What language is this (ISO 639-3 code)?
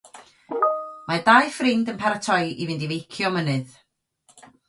cym